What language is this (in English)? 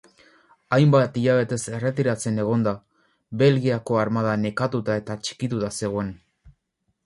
Basque